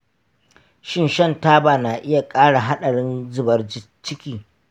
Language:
Hausa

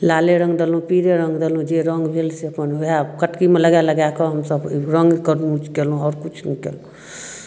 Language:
Maithili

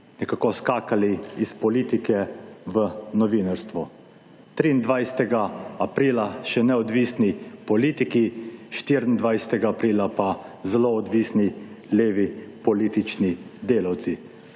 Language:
Slovenian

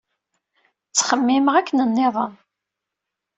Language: Kabyle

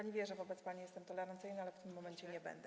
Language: Polish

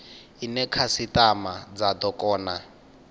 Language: Venda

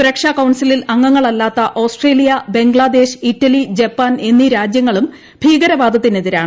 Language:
Malayalam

